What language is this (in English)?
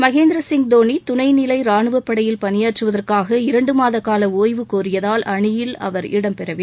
Tamil